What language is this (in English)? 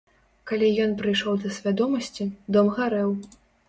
Belarusian